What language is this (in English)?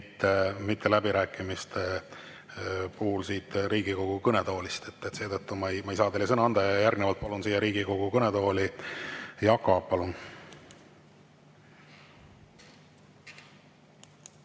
Estonian